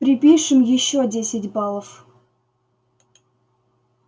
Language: Russian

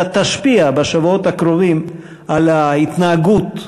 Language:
Hebrew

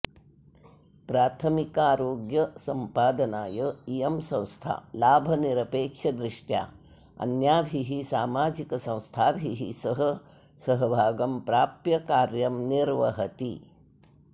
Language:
Sanskrit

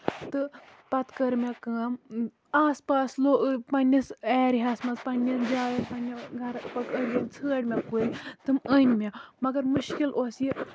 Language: Kashmiri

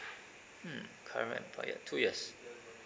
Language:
English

